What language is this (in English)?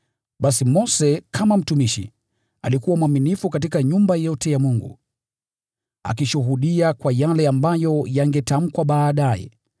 Swahili